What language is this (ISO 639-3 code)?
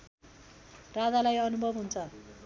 nep